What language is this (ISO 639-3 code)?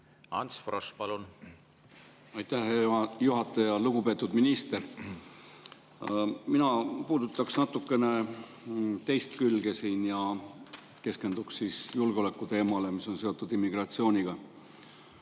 est